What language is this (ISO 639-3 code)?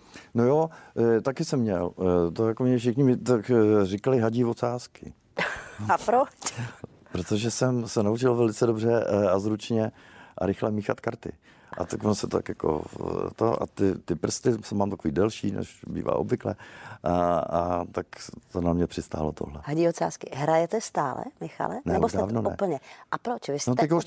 ces